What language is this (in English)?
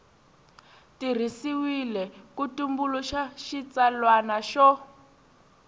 Tsonga